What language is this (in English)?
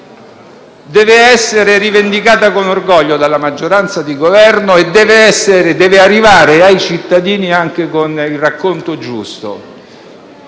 Italian